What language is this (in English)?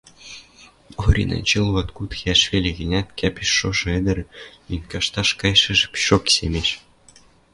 Western Mari